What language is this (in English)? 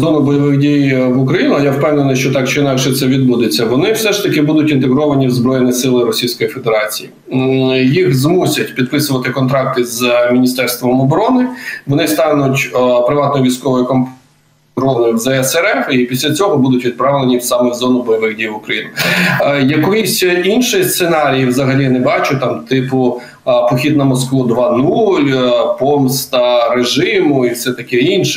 Ukrainian